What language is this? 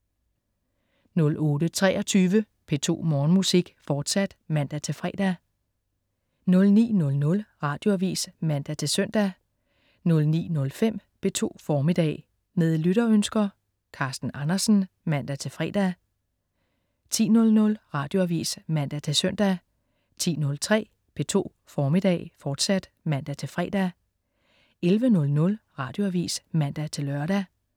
Danish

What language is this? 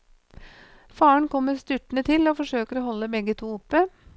Norwegian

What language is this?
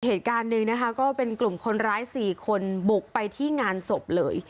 Thai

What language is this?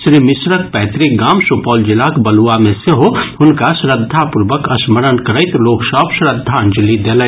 Maithili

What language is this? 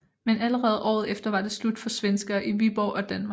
Danish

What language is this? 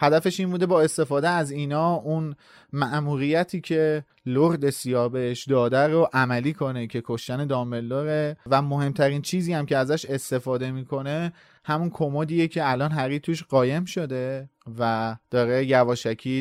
Persian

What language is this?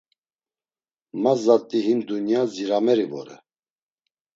Laz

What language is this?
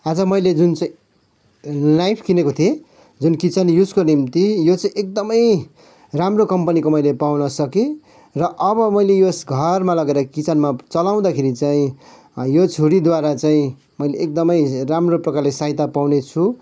Nepali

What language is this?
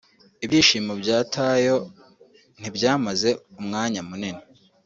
Kinyarwanda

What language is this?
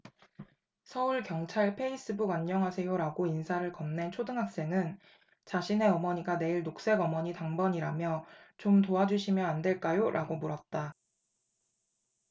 Korean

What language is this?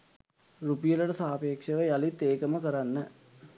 Sinhala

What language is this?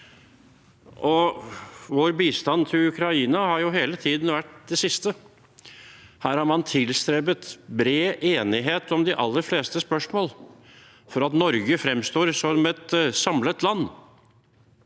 Norwegian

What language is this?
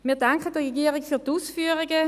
Swiss German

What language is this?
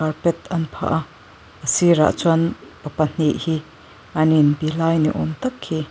Mizo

